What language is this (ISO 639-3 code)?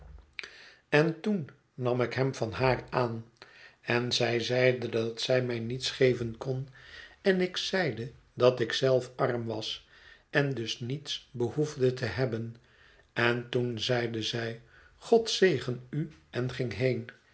nld